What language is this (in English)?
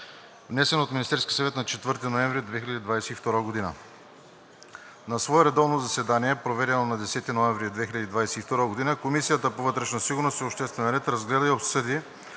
Bulgarian